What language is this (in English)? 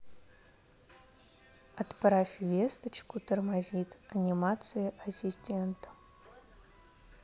Russian